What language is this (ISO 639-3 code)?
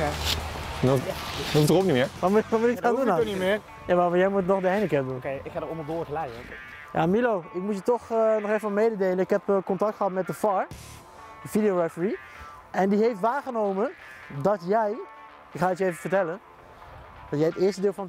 nld